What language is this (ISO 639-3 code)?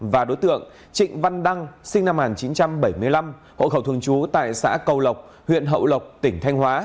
vie